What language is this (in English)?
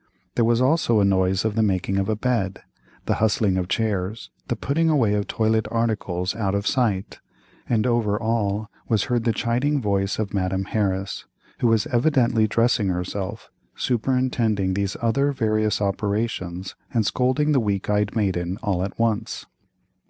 English